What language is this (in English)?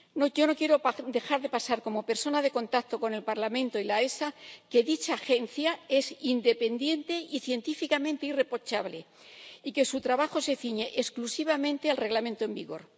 Spanish